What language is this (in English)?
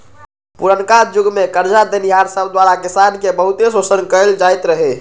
Magahi